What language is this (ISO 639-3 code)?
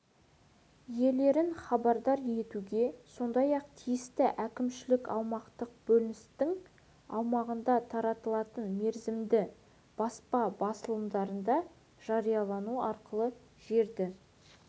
kaz